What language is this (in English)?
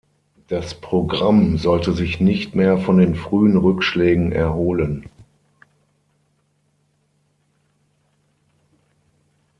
German